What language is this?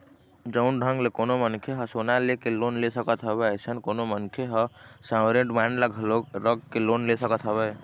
Chhattisgarhi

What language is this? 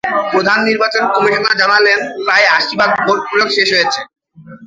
Bangla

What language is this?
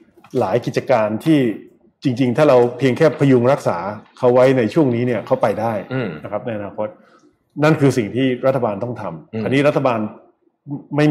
Thai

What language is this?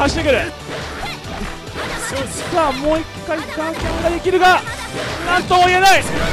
Japanese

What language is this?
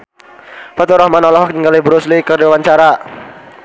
Sundanese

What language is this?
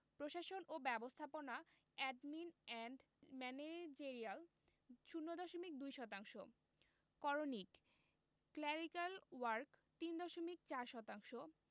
Bangla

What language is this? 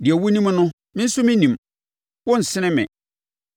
Akan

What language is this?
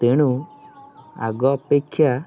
Odia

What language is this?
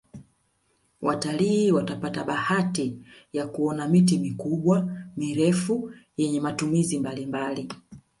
Swahili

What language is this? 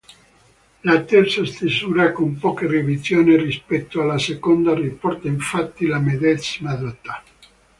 Italian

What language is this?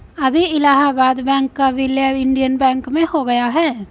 Hindi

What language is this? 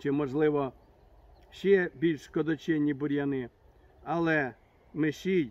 Ukrainian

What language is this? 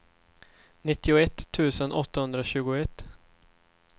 Swedish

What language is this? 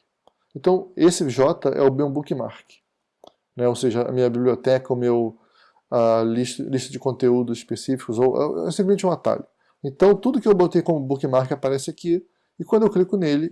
Portuguese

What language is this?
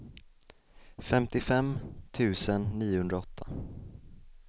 Swedish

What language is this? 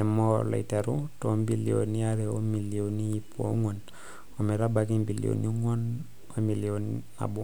Masai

